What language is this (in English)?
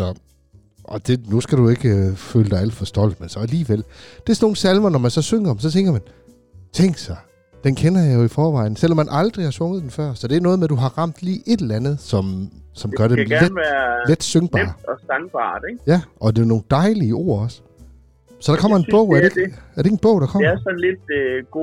Danish